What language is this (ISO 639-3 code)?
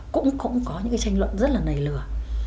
vie